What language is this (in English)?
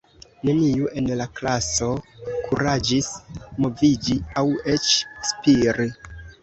Esperanto